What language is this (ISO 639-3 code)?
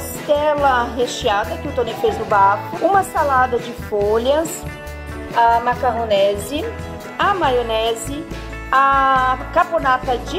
por